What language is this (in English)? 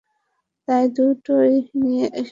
Bangla